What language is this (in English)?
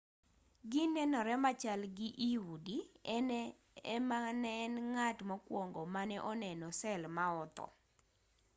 Luo (Kenya and Tanzania)